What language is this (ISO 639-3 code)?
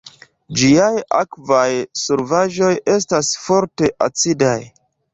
epo